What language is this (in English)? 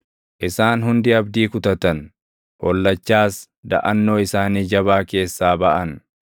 Oromo